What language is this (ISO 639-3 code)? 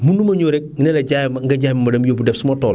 wol